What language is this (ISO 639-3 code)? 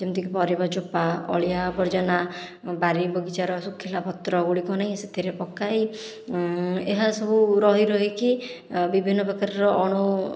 ori